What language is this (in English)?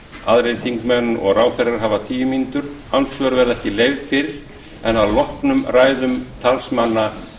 Icelandic